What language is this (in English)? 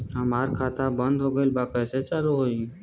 Bhojpuri